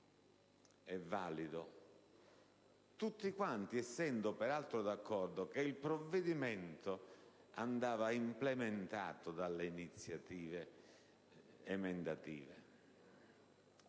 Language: Italian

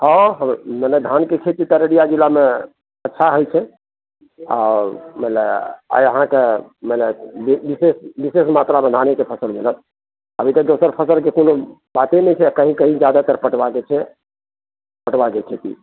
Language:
Maithili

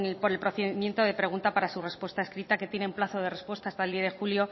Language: Spanish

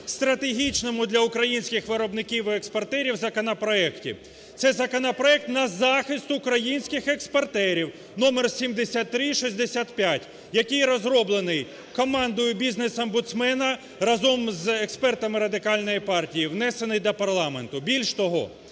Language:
Ukrainian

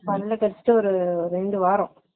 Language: Tamil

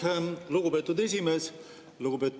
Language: Estonian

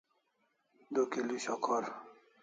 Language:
Kalasha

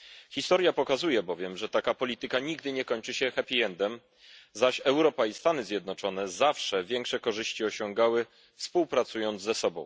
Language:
Polish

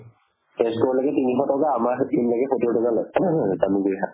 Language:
Assamese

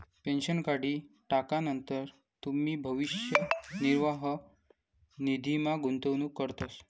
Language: Marathi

